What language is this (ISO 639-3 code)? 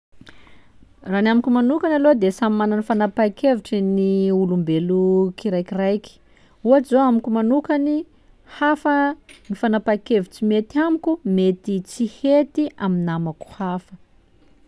skg